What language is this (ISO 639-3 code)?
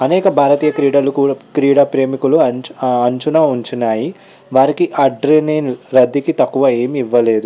tel